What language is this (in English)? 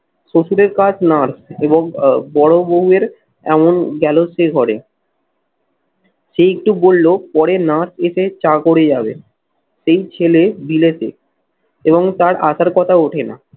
Bangla